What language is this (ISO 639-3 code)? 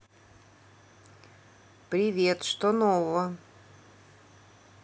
rus